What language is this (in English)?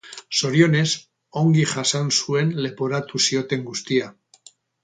Basque